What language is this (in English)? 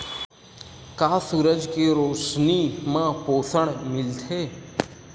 Chhattisgarhi